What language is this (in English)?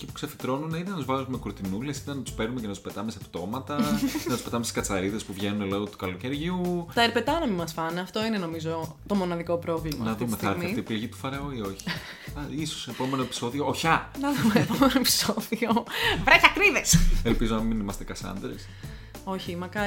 Greek